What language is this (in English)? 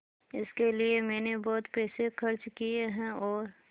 Hindi